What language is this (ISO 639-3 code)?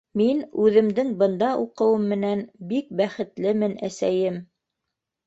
bak